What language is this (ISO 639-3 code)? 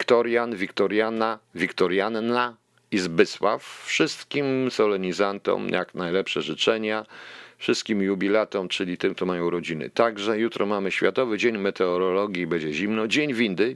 pol